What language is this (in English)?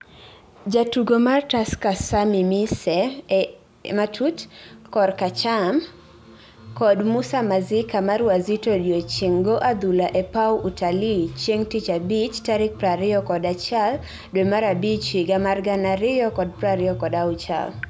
Luo (Kenya and Tanzania)